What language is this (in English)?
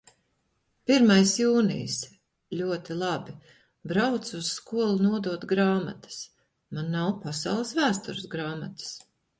Latvian